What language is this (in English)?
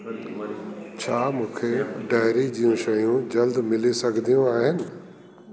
Sindhi